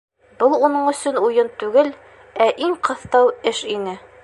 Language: Bashkir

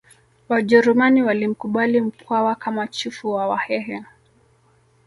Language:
Swahili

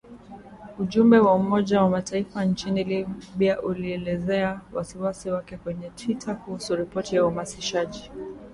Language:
Swahili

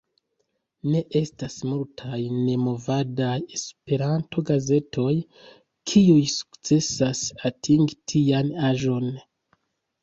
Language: Esperanto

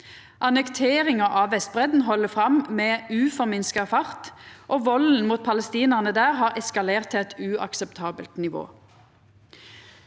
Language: Norwegian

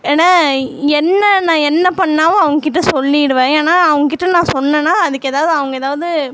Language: Tamil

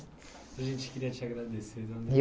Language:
Portuguese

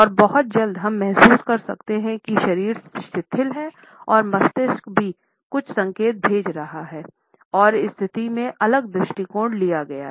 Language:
Hindi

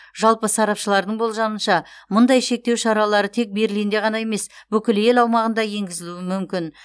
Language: Kazakh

